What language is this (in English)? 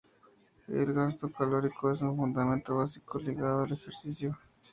Spanish